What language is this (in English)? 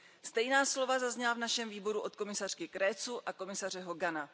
Czech